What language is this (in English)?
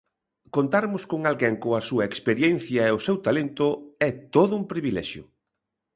Galician